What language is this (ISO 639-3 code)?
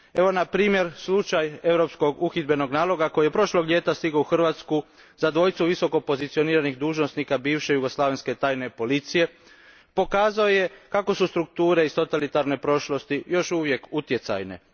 hrv